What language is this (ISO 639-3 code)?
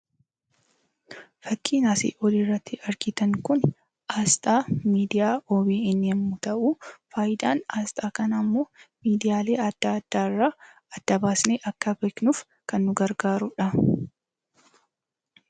orm